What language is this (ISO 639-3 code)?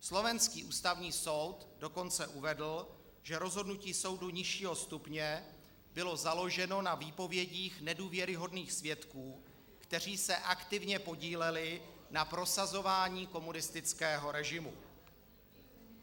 ces